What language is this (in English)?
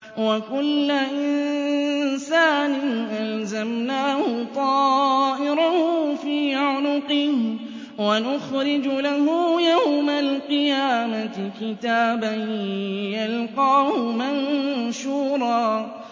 Arabic